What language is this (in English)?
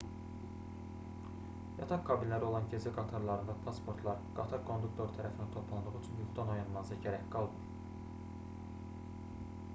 Azerbaijani